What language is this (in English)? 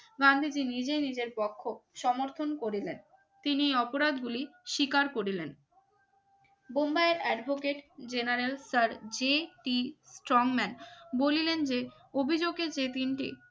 Bangla